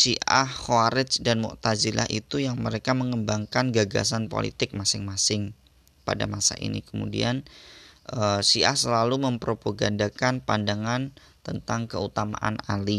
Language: Indonesian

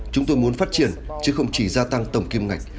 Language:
Vietnamese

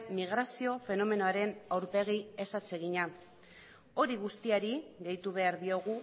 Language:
Basque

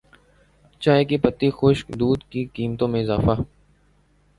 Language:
Urdu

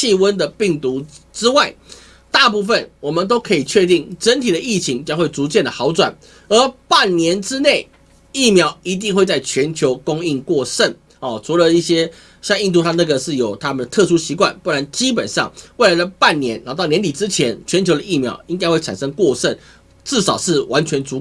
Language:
Chinese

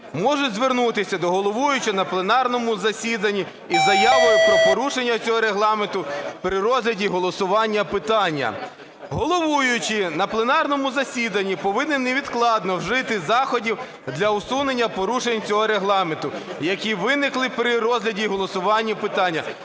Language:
Ukrainian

